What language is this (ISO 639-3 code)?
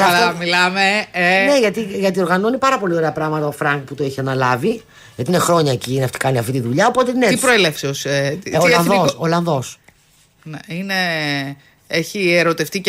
ell